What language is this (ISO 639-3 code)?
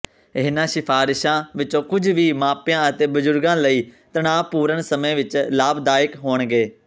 pan